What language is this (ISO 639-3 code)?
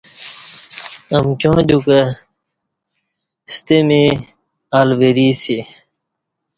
bsh